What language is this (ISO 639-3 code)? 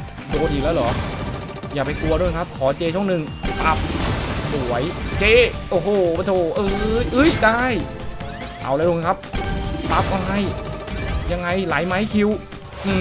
tha